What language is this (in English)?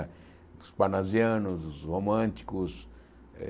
Portuguese